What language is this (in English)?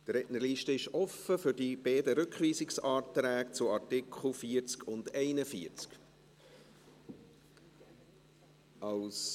Swiss German